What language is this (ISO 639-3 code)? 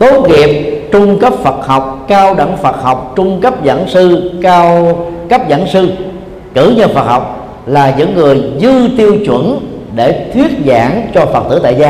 vie